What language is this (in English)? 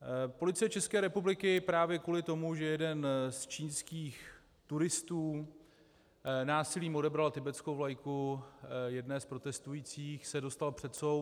Czech